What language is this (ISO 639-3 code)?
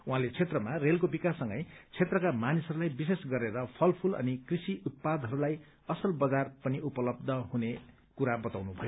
nep